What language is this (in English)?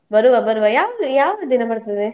Kannada